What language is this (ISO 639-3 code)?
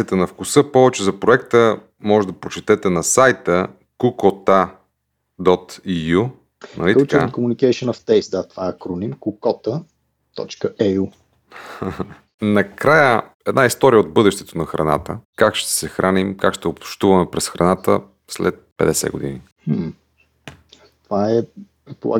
bul